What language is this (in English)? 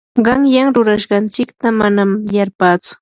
Yanahuanca Pasco Quechua